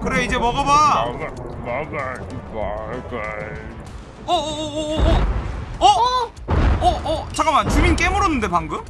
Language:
Korean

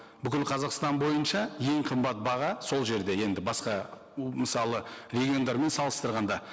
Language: Kazakh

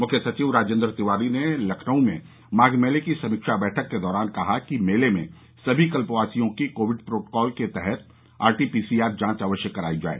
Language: Hindi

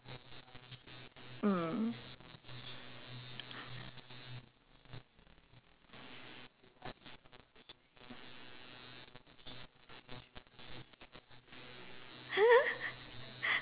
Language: English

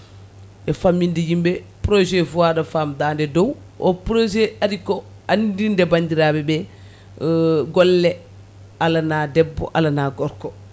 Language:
Fula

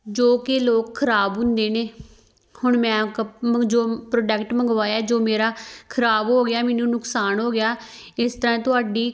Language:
Punjabi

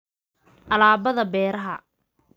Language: Somali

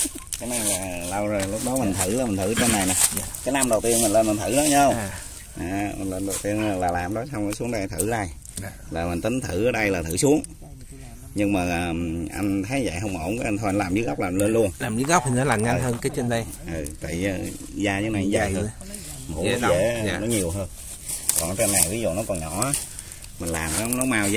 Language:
Vietnamese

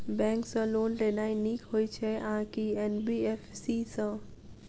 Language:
Maithili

